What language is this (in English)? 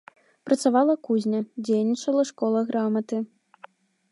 Belarusian